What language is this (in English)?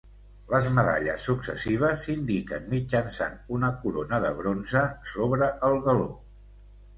Catalan